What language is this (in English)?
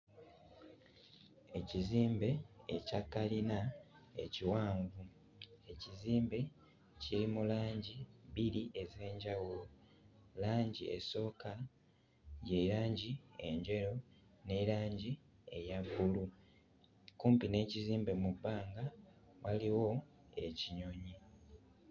Ganda